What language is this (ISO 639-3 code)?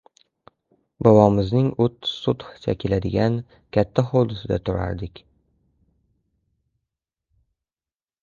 uzb